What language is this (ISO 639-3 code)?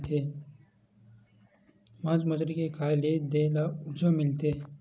hne